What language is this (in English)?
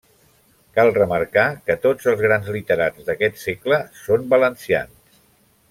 Catalan